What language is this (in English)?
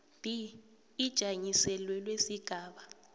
South Ndebele